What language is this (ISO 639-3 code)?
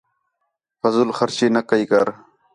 xhe